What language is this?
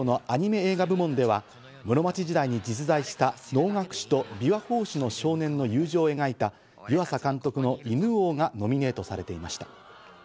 Japanese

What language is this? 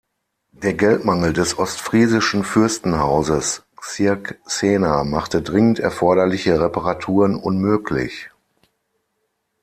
German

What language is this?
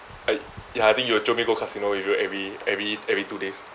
English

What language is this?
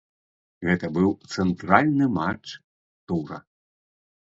Belarusian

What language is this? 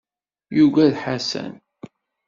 Kabyle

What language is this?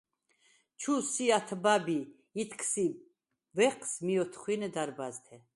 Svan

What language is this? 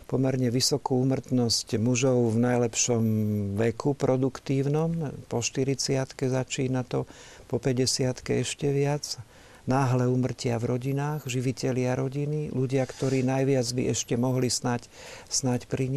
Slovak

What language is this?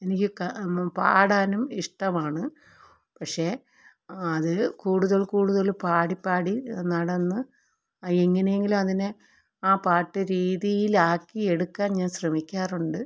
Malayalam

